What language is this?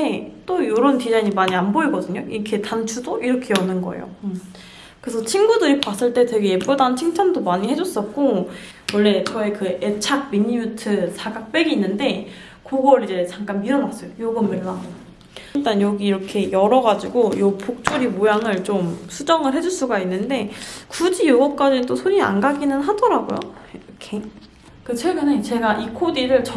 Korean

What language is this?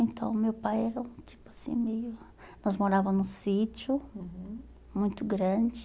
Portuguese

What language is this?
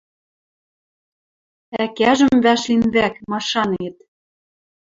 Western Mari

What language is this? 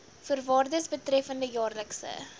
Afrikaans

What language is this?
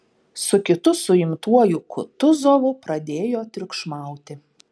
Lithuanian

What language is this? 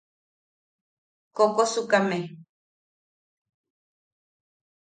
Yaqui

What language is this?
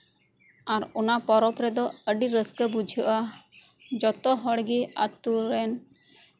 Santali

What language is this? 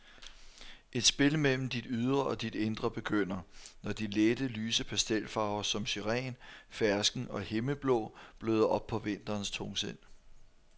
Danish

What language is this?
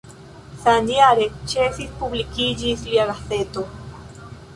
Esperanto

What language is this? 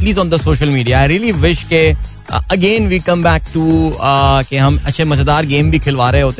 Hindi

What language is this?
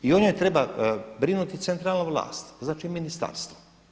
Croatian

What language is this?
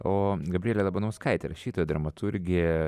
Lithuanian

